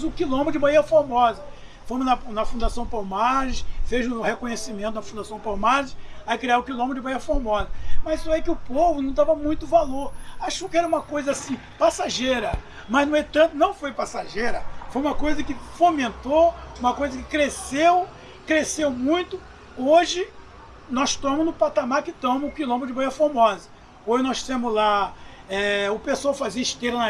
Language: Portuguese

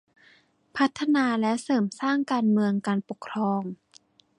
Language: Thai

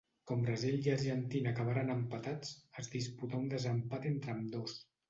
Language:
Catalan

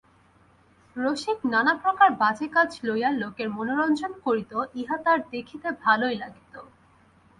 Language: Bangla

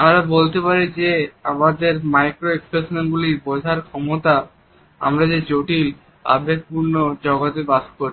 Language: Bangla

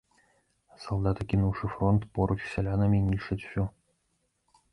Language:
Belarusian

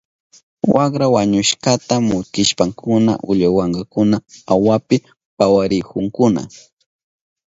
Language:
Southern Pastaza Quechua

